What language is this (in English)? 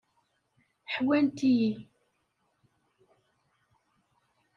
Kabyle